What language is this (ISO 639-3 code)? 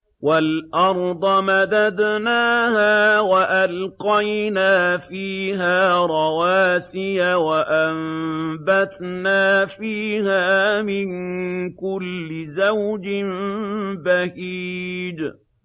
ara